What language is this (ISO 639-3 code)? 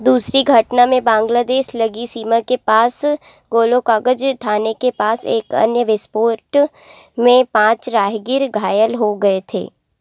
hin